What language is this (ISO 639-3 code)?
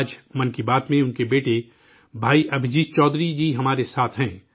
urd